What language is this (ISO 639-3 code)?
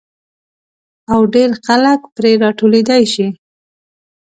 pus